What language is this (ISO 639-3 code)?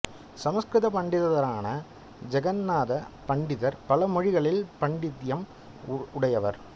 tam